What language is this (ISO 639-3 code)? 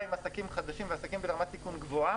heb